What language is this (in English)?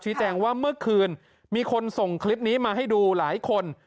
Thai